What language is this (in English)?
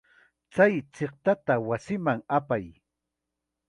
Chiquián Ancash Quechua